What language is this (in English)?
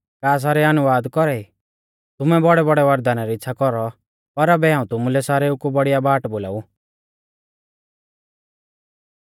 Mahasu Pahari